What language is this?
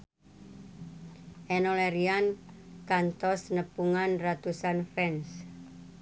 Sundanese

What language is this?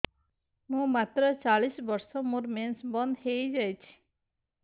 Odia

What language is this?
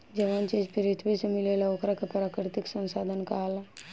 Bhojpuri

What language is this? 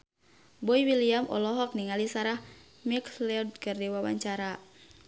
Sundanese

